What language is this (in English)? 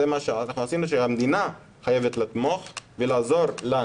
Hebrew